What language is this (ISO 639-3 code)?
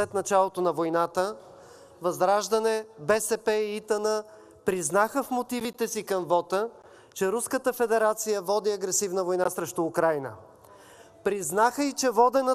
bul